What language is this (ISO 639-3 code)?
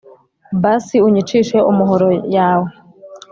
kin